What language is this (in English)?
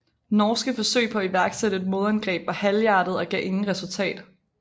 Danish